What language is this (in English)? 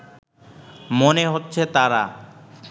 Bangla